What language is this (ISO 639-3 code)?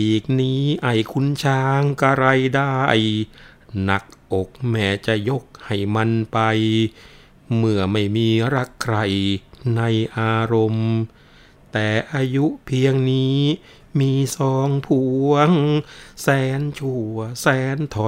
tha